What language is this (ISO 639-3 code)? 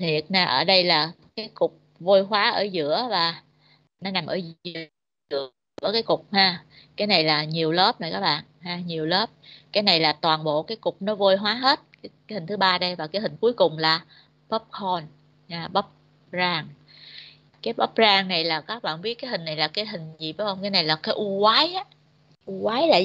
vie